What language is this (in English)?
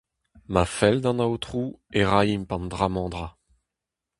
Breton